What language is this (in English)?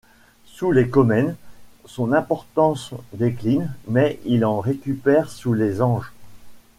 French